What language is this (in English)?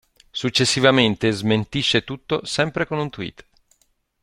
Italian